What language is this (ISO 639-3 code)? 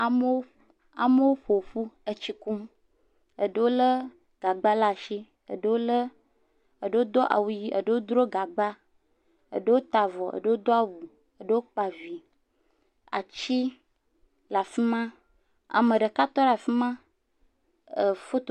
ewe